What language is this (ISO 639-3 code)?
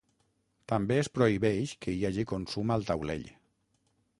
cat